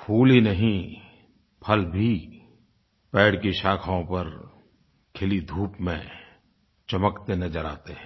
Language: Hindi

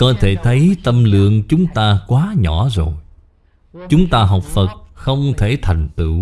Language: Vietnamese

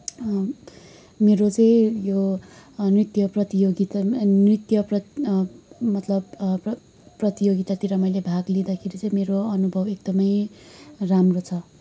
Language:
Nepali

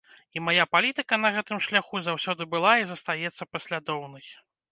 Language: Belarusian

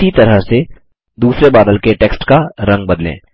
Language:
Hindi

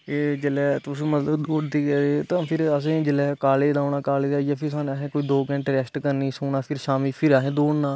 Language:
Dogri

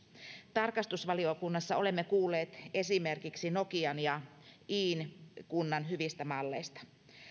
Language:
Finnish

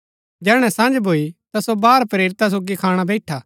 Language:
Gaddi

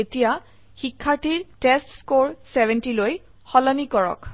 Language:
Assamese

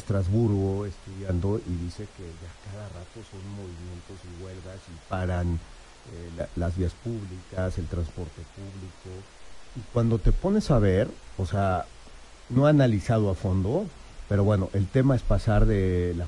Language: Spanish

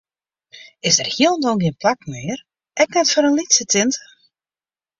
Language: Western Frisian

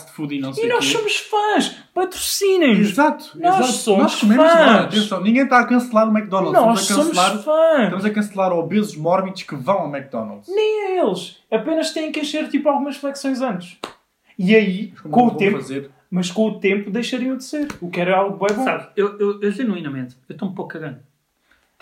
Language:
Portuguese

